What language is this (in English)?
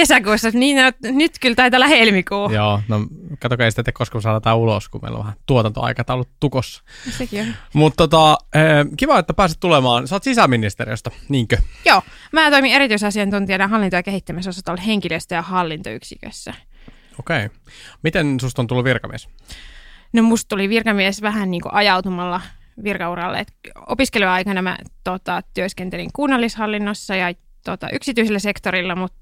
Finnish